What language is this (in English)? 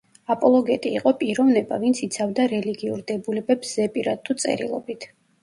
Georgian